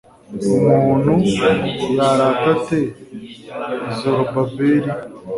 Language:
Kinyarwanda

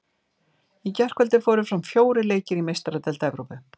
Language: Icelandic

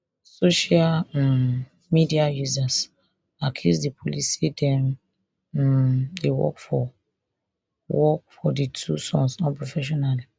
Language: Nigerian Pidgin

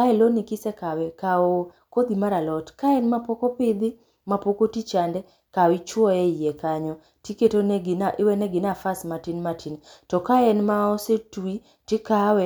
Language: Luo (Kenya and Tanzania)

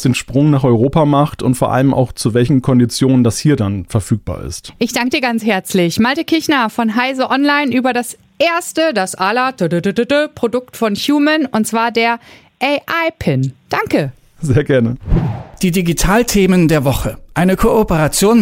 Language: German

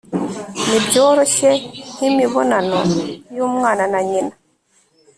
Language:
Kinyarwanda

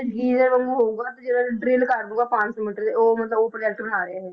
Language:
Punjabi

